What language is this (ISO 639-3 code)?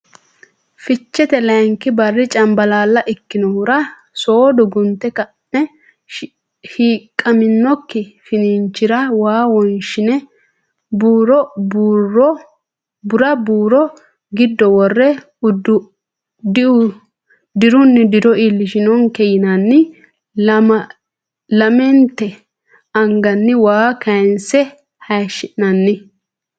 sid